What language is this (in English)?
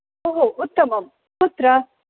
Sanskrit